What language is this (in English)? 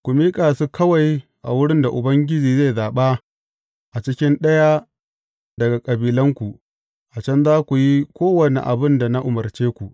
Hausa